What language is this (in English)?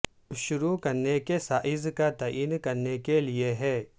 Urdu